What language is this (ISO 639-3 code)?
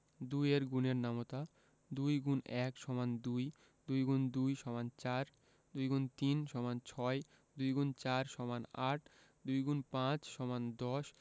ben